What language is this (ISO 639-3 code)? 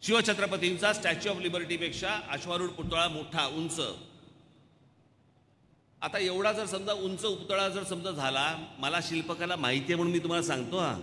hin